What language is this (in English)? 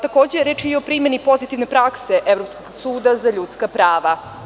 Serbian